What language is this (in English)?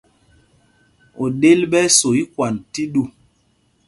Mpumpong